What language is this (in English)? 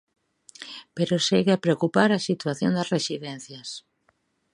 Galician